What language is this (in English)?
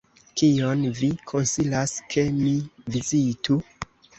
Esperanto